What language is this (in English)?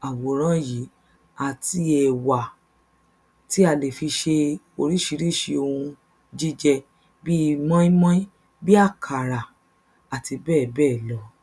Yoruba